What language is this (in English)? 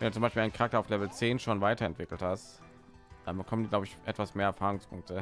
German